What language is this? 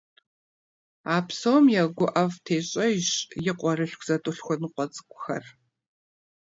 Kabardian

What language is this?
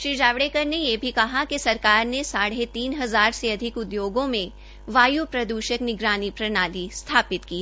Hindi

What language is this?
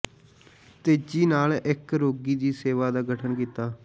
Punjabi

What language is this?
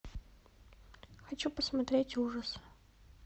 Russian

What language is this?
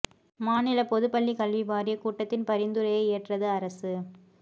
Tamil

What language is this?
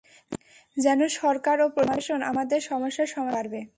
Bangla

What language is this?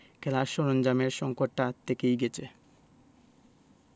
Bangla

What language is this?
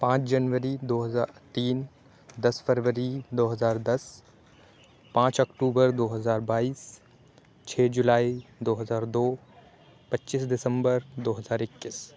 Urdu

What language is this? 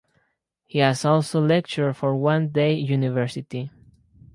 English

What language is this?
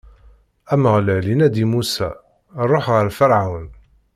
Kabyle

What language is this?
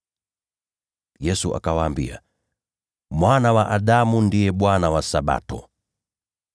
Swahili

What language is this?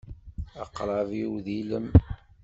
Kabyle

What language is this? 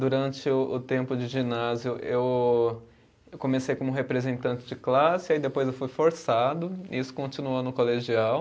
Portuguese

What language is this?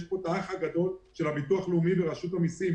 Hebrew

